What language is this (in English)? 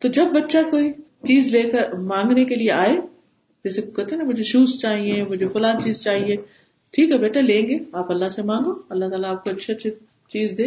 Urdu